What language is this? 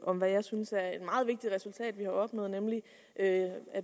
Danish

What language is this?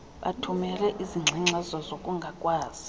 Xhosa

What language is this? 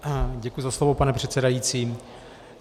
Czech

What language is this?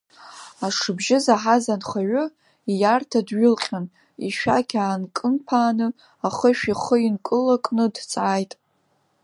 Abkhazian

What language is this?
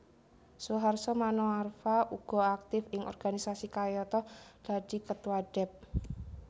Javanese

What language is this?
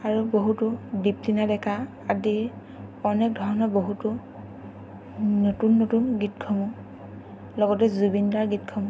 Assamese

